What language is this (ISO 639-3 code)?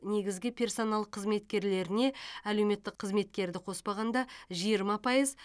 kaz